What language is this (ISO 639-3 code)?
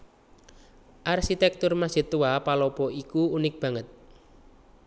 jav